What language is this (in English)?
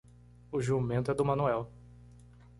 Portuguese